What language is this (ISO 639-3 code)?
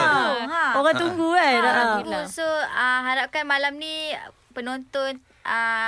msa